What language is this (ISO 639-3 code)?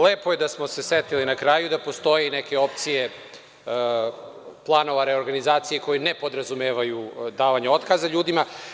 srp